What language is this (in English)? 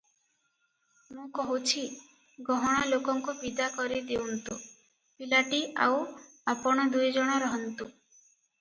Odia